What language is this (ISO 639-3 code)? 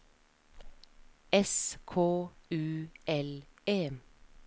nor